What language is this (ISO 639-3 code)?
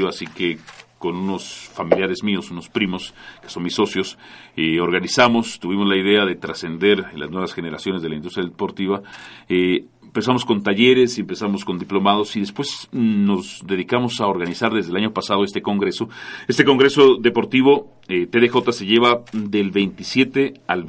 spa